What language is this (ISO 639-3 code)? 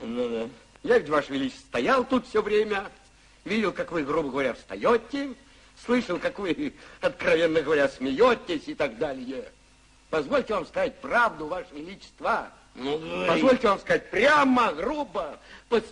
rus